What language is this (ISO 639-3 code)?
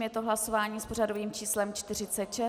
ces